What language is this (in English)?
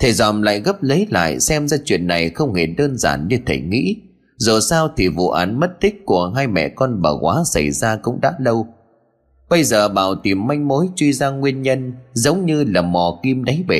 Vietnamese